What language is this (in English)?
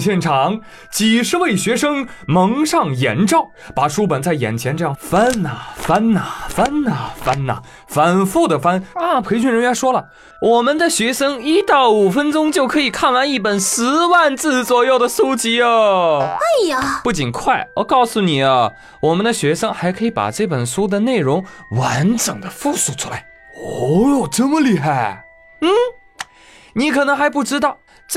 Chinese